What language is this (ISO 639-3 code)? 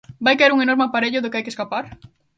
glg